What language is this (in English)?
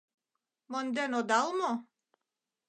Mari